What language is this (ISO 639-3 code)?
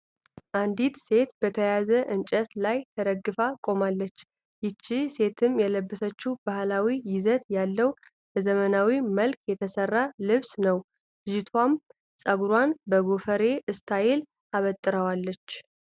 amh